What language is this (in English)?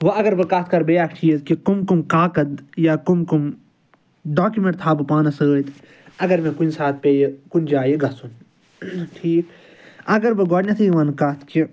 Kashmiri